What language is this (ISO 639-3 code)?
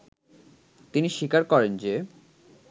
ben